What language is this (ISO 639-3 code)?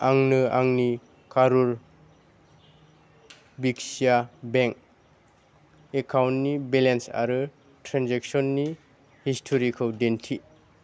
brx